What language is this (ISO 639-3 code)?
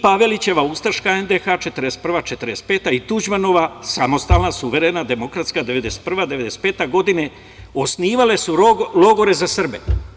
srp